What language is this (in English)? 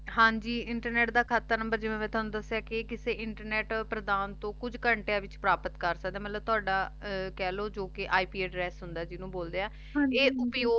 Punjabi